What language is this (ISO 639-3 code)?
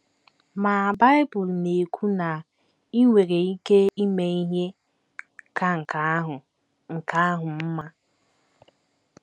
ibo